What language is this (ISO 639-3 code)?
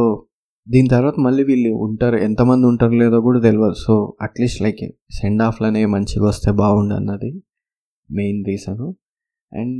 tel